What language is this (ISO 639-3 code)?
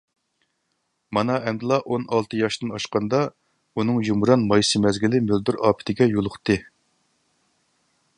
uig